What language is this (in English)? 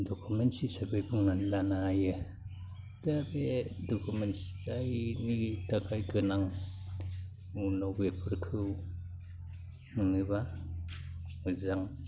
Bodo